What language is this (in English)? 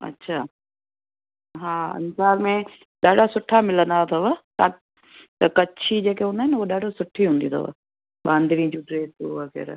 Sindhi